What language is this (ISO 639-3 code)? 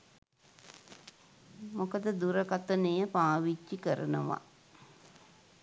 sin